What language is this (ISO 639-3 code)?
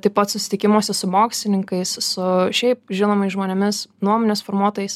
lit